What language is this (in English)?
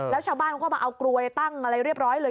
Thai